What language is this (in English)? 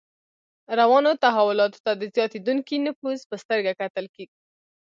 Pashto